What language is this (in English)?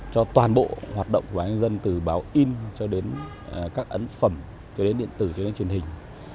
Vietnamese